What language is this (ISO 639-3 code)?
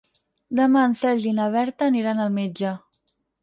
cat